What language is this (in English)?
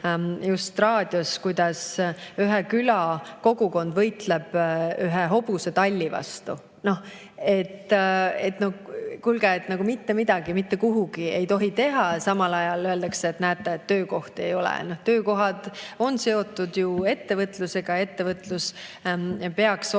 Estonian